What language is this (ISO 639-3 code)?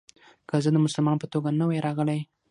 pus